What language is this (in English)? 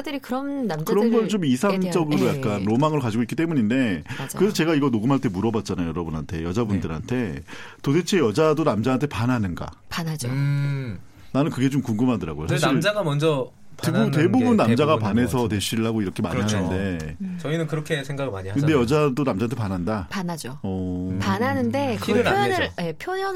Korean